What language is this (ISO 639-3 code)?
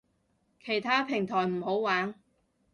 yue